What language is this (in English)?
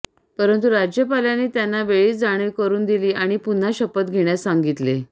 Marathi